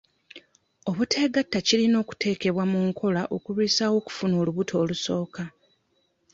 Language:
Ganda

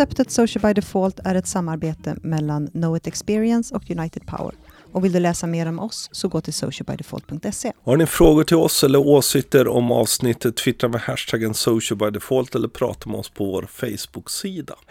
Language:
Swedish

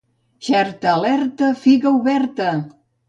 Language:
Catalan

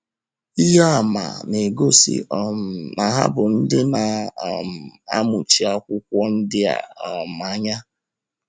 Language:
Igbo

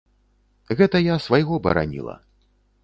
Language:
Belarusian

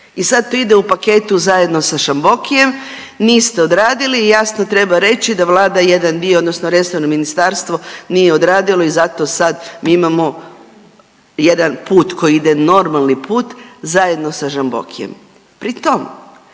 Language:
Croatian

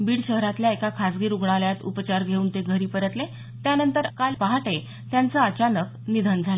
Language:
Marathi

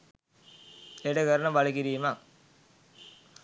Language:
Sinhala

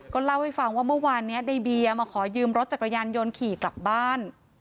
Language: Thai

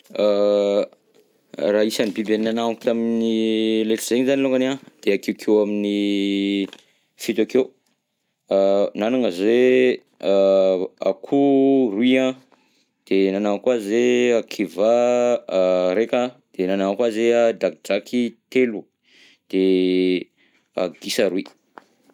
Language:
Southern Betsimisaraka Malagasy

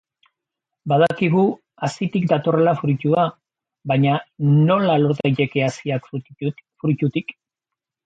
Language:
Basque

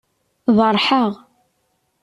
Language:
Kabyle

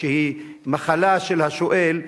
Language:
Hebrew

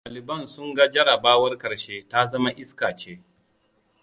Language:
Hausa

